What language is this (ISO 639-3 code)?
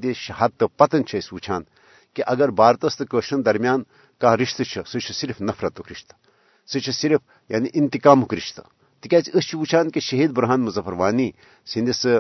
urd